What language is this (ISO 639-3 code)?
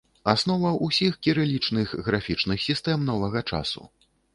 bel